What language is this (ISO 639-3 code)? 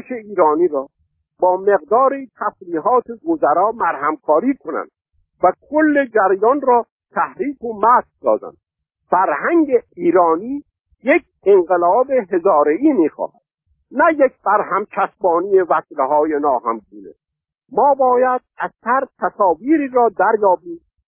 fas